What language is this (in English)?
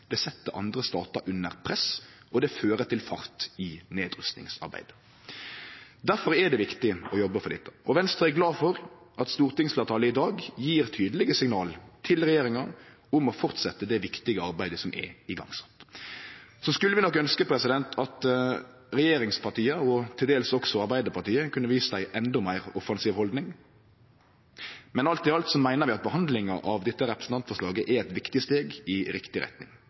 Norwegian Nynorsk